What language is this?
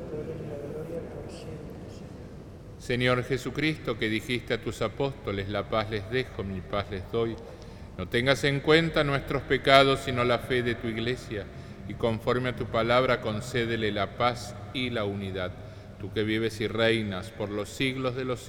Spanish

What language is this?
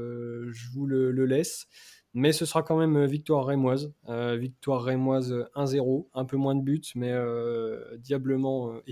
French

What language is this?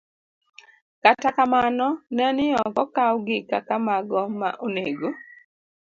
Luo (Kenya and Tanzania)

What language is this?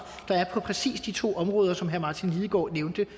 Danish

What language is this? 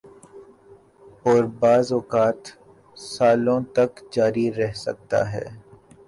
Urdu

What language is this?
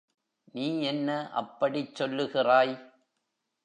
Tamil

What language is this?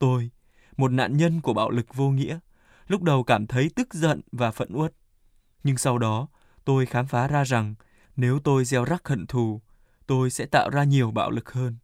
Vietnamese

